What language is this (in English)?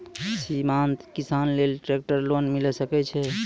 Maithili